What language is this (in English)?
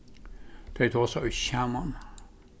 Faroese